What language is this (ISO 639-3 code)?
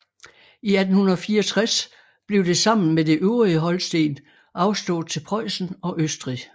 dan